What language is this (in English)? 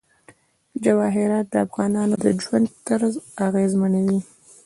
Pashto